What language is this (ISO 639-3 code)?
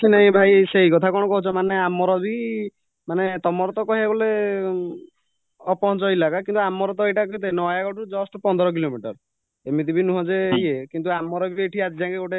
ori